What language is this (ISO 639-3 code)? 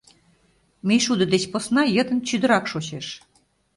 chm